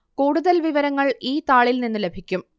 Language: Malayalam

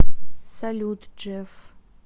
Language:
Russian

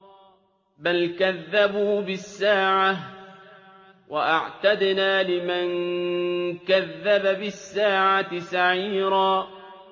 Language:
Arabic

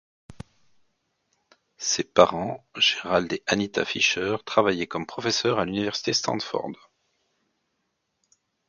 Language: French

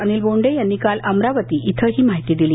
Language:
Marathi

